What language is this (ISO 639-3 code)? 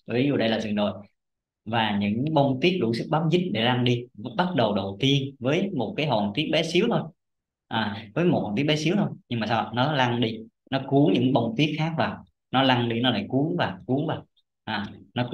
vie